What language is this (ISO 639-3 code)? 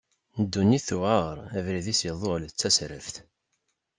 kab